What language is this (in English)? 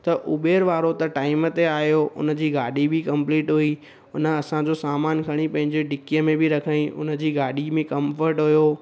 Sindhi